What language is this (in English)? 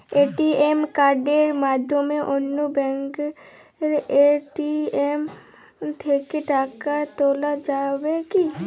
Bangla